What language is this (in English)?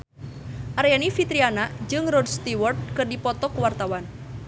Sundanese